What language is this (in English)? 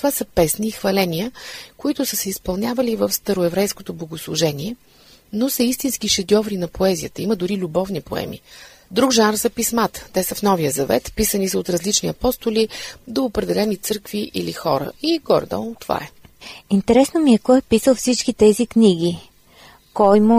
Bulgarian